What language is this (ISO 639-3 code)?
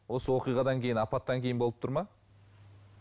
kaz